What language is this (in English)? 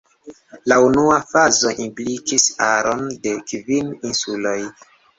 Esperanto